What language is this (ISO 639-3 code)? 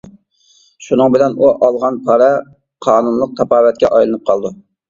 uig